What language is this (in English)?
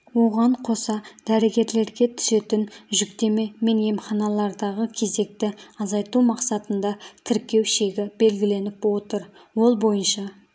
Kazakh